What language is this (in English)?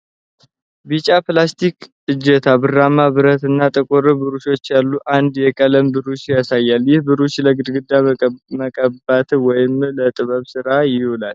Amharic